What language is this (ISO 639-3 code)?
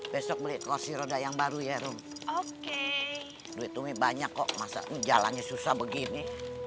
ind